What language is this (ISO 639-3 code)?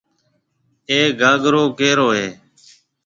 mve